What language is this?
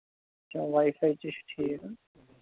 Kashmiri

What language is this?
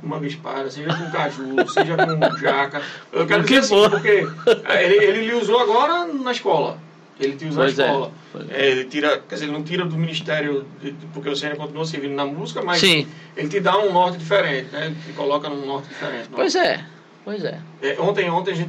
Portuguese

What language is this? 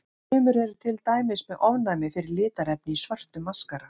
Icelandic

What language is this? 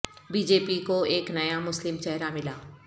Urdu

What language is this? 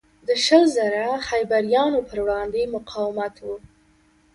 Pashto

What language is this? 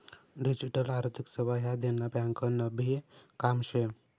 Marathi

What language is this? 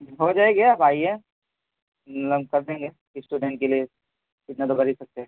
Urdu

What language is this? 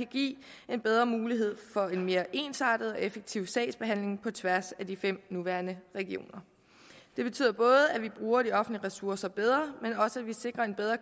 Danish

